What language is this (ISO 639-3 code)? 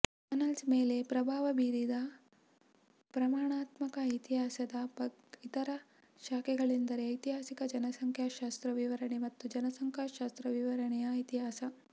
kan